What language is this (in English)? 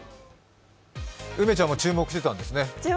Japanese